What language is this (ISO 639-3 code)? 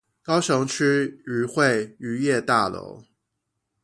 zho